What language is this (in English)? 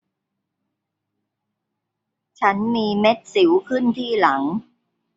Thai